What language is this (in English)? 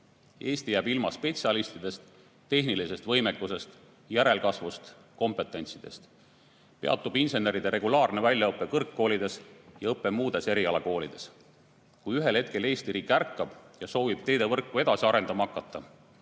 Estonian